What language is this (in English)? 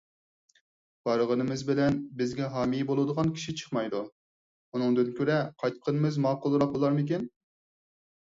Uyghur